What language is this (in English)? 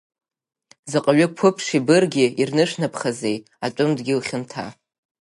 Abkhazian